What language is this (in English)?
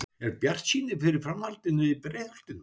Icelandic